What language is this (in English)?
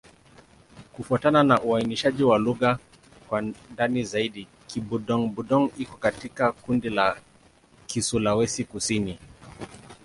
Swahili